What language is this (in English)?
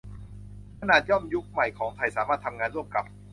Thai